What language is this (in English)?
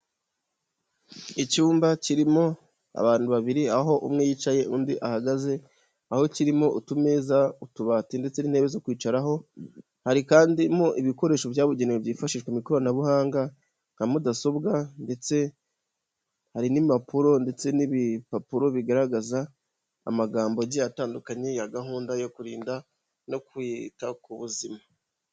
Kinyarwanda